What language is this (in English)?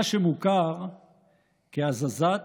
Hebrew